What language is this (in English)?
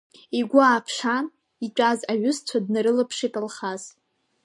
Abkhazian